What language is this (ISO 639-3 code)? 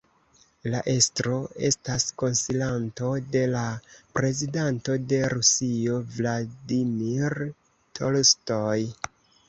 epo